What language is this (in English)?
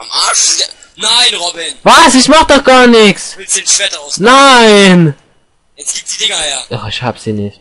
German